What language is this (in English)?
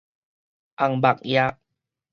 Min Nan Chinese